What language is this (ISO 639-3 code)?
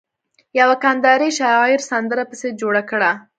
pus